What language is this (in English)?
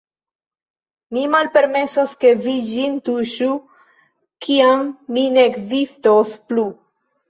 Esperanto